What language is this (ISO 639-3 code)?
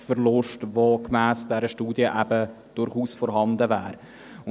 gsw